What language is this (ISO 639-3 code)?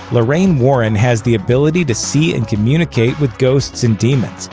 eng